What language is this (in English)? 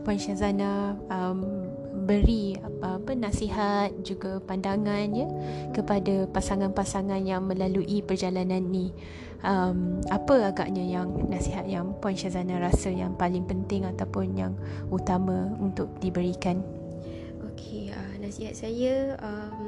Malay